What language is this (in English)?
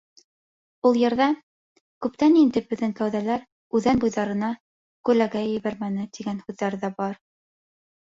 Bashkir